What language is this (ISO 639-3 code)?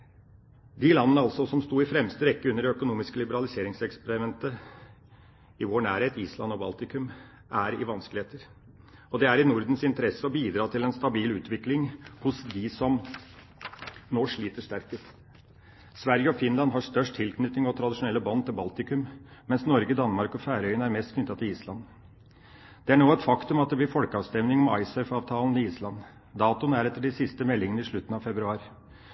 nob